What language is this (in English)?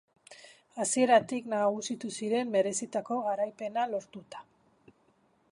Basque